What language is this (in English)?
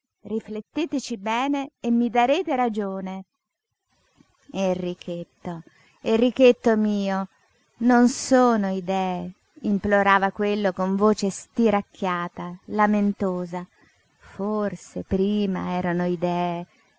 Italian